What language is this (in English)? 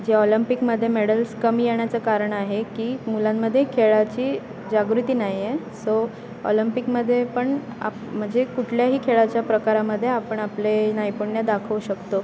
Marathi